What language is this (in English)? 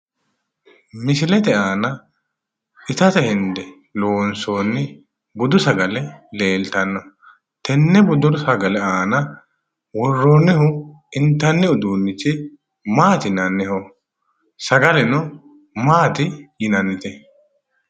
Sidamo